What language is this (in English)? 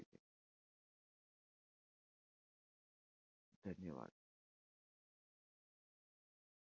Marathi